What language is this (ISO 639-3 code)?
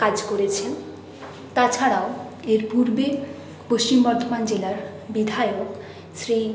ben